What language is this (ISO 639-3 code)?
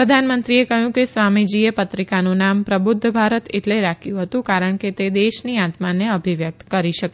guj